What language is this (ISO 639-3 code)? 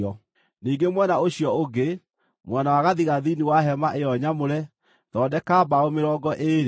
kik